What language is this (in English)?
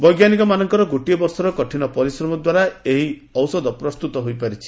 Odia